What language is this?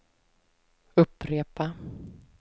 Swedish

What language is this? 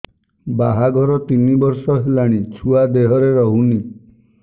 Odia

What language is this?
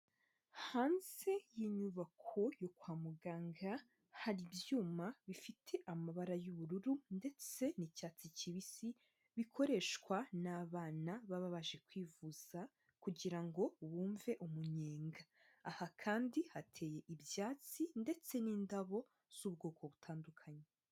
Kinyarwanda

